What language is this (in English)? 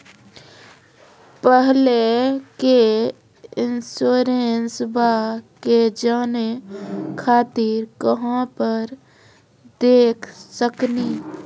Maithili